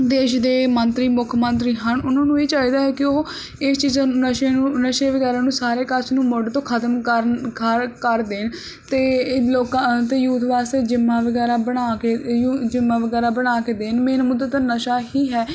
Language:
Punjabi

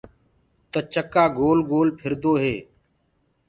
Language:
Gurgula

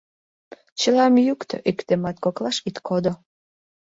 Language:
Mari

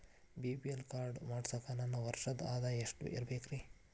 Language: Kannada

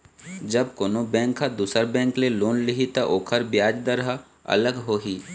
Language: Chhattisgarhi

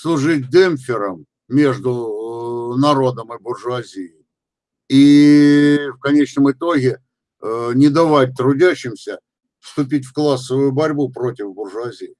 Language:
Russian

